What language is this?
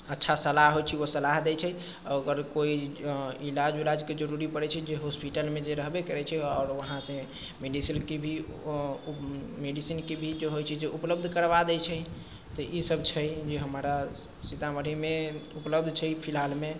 Maithili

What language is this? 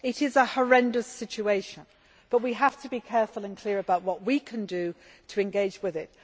English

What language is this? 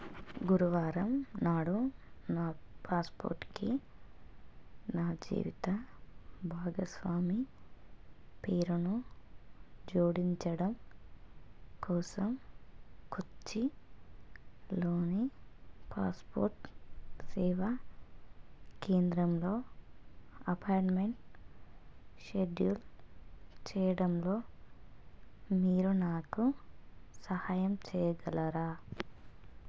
Telugu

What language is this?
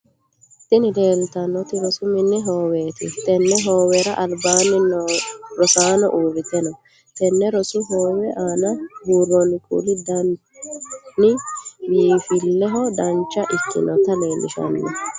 Sidamo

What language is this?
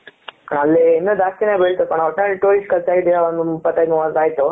Kannada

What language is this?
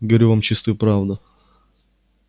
Russian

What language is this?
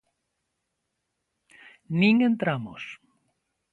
Galician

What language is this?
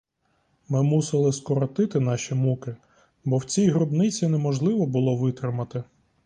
Ukrainian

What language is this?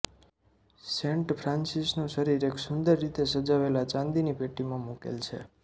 Gujarati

